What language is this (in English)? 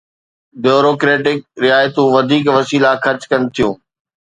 Sindhi